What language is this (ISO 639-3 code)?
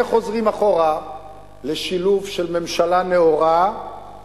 heb